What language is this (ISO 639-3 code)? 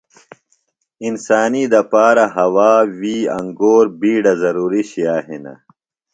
phl